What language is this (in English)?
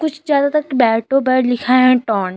Hindi